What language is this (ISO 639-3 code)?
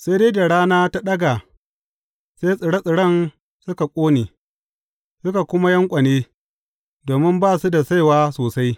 hau